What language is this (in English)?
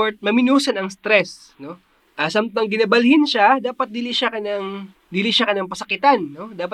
Filipino